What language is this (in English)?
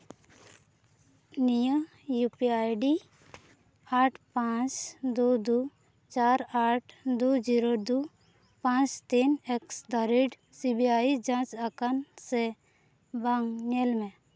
Santali